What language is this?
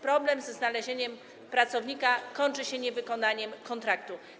Polish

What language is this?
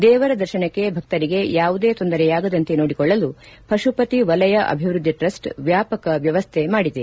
Kannada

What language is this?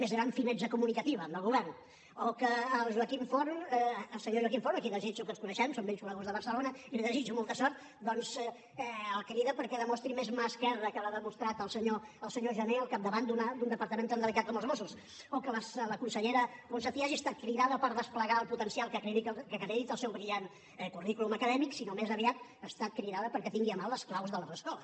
Catalan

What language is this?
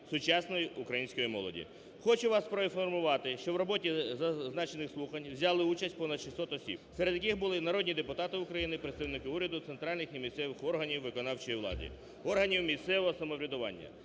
Ukrainian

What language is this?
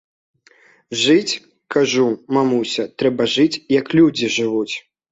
Belarusian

